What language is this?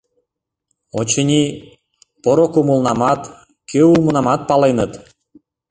Mari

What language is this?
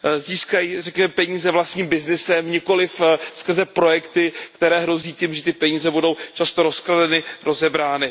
Czech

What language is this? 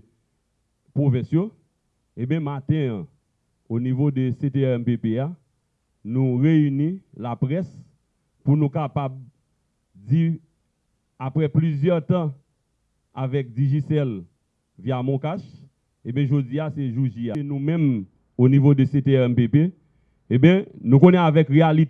French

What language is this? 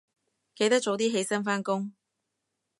Cantonese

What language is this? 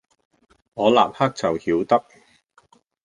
Cantonese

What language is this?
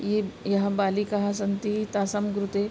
Sanskrit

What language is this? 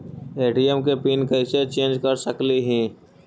Magahi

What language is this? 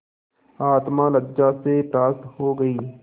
Hindi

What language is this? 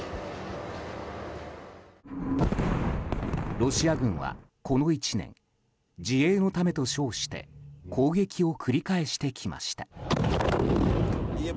Japanese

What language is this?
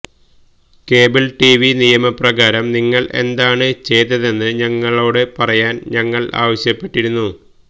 Malayalam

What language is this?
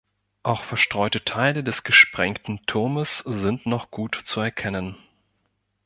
German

